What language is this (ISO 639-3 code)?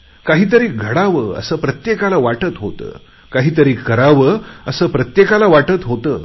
mar